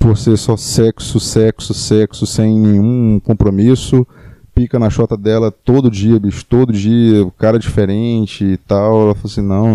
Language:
Portuguese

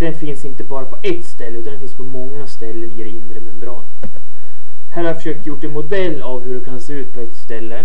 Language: Swedish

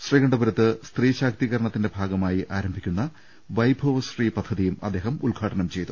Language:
Malayalam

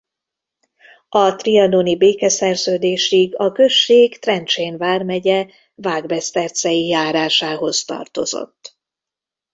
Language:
Hungarian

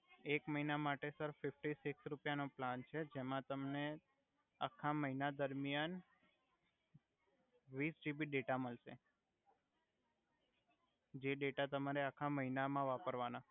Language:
Gujarati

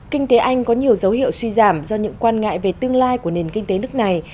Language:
Vietnamese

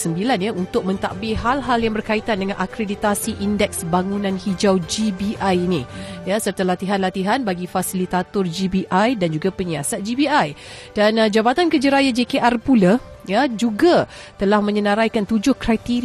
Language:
Malay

